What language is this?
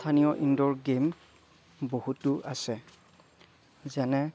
Assamese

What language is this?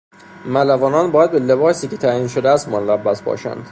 Persian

